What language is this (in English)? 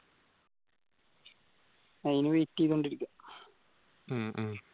Malayalam